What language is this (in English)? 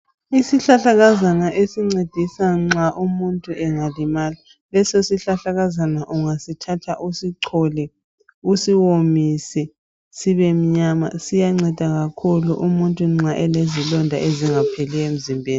North Ndebele